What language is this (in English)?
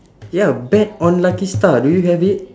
English